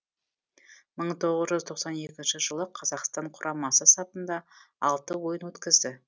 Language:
Kazakh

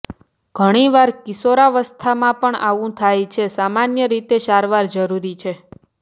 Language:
Gujarati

